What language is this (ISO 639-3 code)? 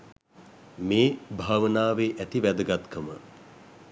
sin